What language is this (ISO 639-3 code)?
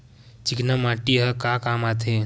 hne